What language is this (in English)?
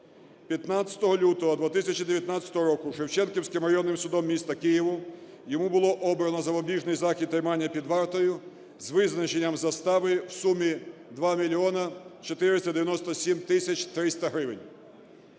Ukrainian